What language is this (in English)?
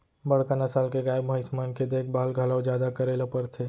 Chhattisgarhi